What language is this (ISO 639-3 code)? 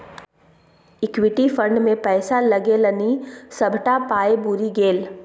mai